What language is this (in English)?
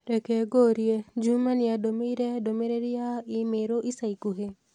Kikuyu